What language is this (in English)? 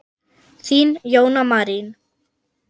Icelandic